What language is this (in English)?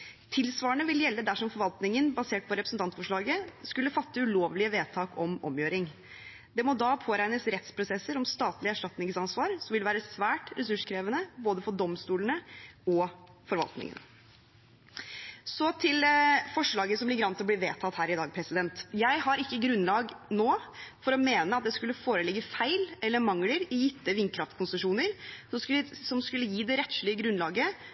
Norwegian Bokmål